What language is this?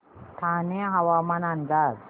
Marathi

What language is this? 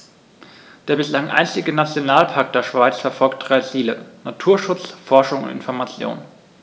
German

